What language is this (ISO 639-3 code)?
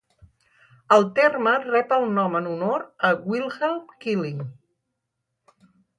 cat